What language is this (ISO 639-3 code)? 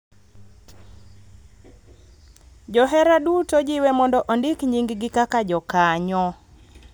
luo